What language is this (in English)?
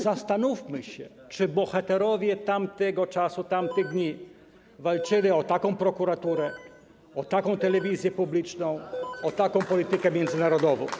Polish